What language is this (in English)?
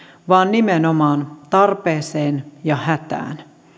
Finnish